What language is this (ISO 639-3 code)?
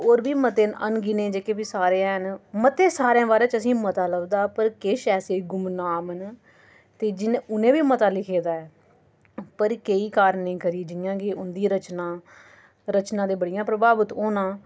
doi